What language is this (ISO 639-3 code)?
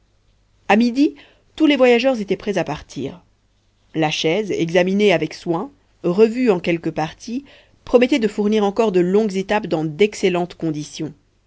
fra